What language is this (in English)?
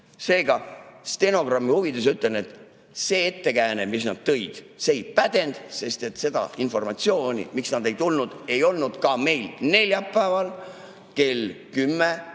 Estonian